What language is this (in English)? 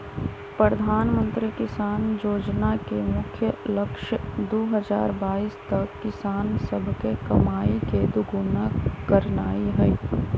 Magahi